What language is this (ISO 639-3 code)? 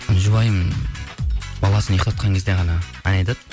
kaz